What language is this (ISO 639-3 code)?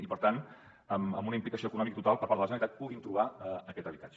cat